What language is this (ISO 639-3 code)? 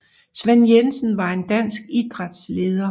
dan